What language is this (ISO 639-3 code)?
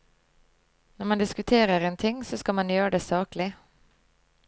nor